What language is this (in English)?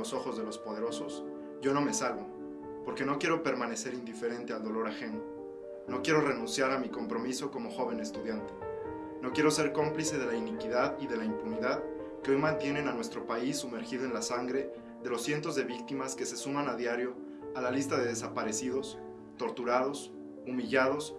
Spanish